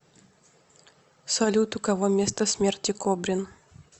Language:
Russian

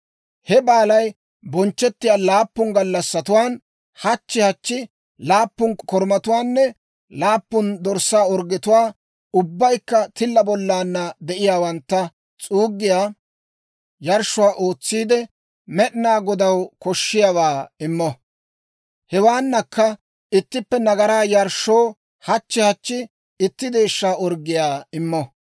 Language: Dawro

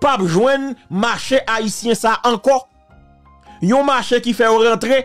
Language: French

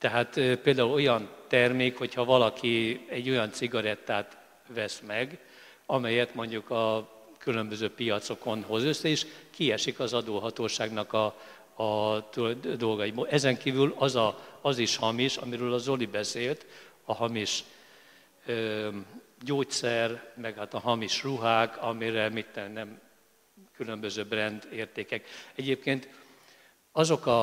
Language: Hungarian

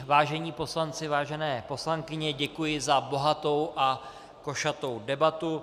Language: Czech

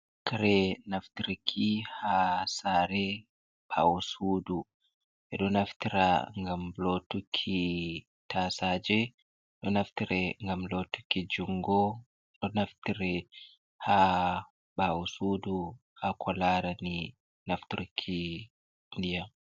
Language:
Fula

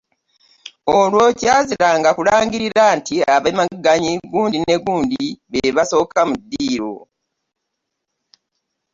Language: Ganda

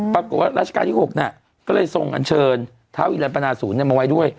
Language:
Thai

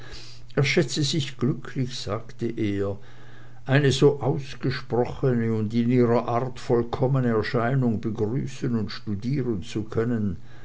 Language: German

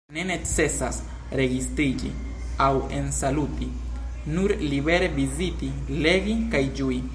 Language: Esperanto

